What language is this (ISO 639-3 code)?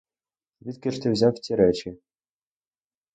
ukr